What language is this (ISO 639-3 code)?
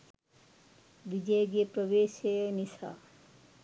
sin